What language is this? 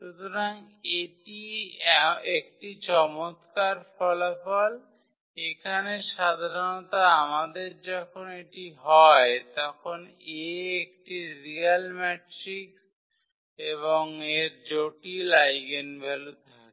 Bangla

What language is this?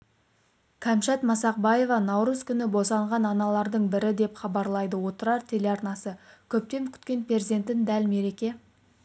Kazakh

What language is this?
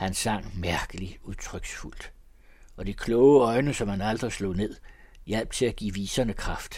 Danish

